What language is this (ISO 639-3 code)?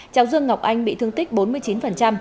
vie